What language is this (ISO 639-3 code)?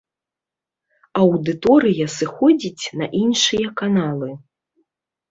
bel